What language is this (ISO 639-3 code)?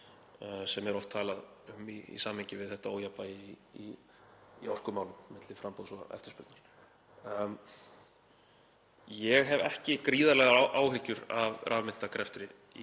isl